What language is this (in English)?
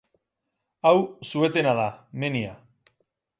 Basque